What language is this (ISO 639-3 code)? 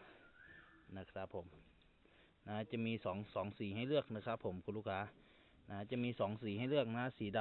tha